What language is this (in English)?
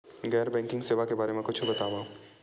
Chhattisgarhi